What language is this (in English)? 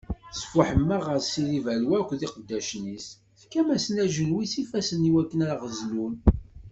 Kabyle